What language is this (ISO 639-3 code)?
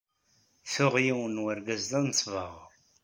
kab